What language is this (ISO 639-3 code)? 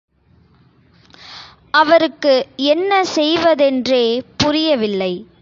tam